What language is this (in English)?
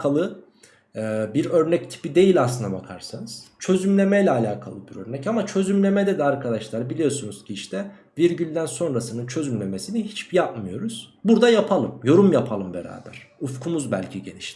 Turkish